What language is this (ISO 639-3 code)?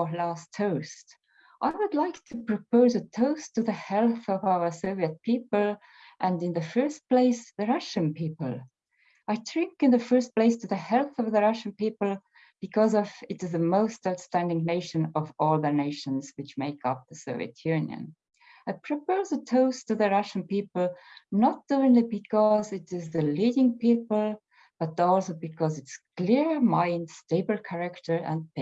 eng